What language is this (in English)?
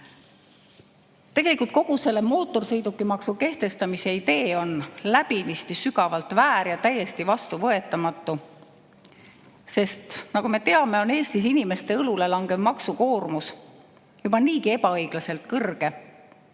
Estonian